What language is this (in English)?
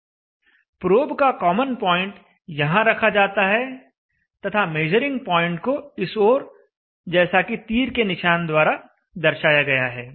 Hindi